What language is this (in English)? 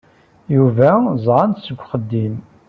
Kabyle